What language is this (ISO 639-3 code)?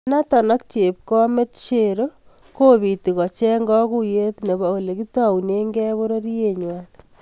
kln